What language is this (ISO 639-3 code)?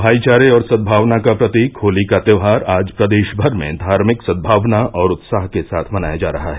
hin